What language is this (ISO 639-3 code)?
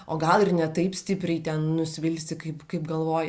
lit